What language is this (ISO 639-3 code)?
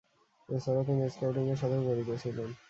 ben